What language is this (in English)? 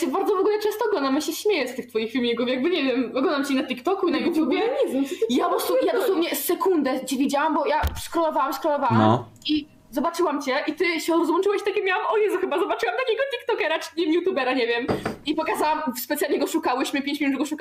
Polish